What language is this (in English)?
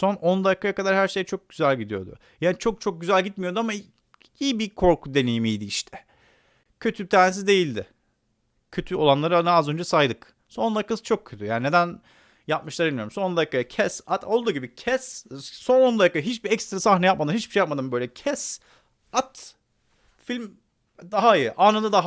Turkish